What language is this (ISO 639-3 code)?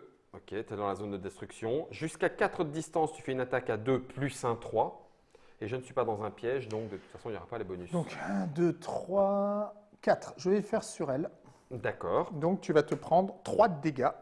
fra